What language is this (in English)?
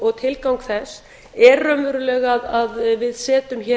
Icelandic